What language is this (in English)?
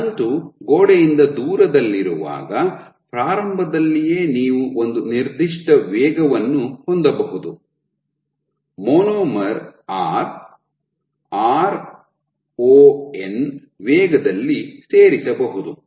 Kannada